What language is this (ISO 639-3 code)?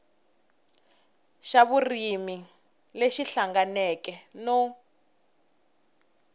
tso